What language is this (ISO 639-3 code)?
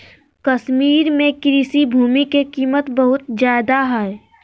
mag